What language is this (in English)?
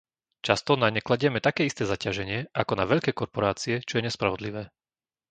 Slovak